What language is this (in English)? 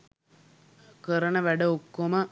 Sinhala